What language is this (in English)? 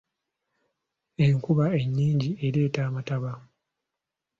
Ganda